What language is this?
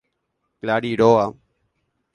Guarani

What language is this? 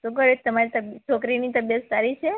Gujarati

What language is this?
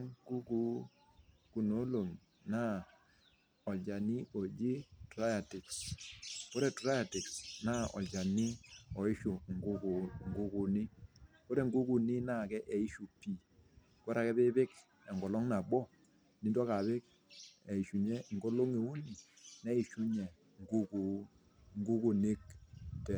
Masai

